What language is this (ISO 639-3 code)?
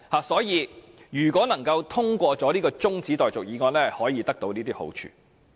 yue